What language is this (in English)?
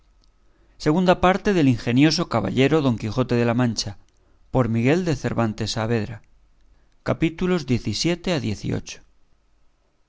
Spanish